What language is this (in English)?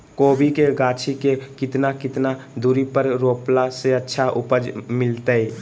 Magahi